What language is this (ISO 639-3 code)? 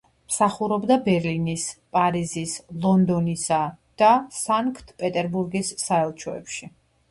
kat